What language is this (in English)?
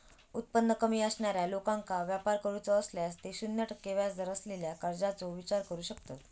Marathi